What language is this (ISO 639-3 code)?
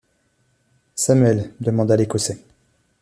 fra